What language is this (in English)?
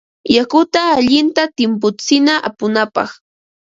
Ambo-Pasco Quechua